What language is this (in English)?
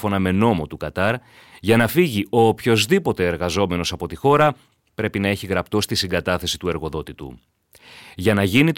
Greek